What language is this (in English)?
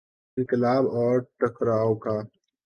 Urdu